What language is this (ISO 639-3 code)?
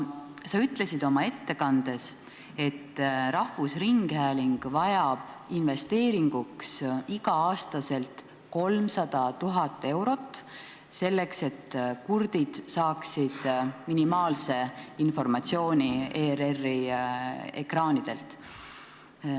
est